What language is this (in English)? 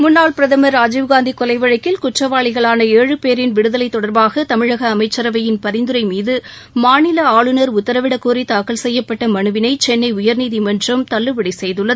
Tamil